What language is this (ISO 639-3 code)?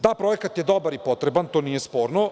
srp